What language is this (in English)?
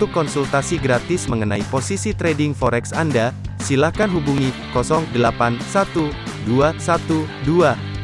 Indonesian